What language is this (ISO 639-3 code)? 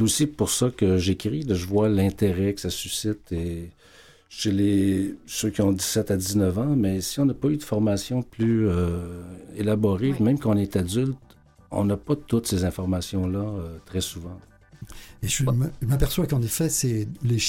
fra